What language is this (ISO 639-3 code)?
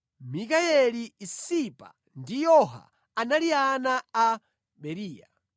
nya